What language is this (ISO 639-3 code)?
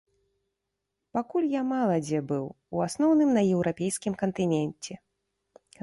bel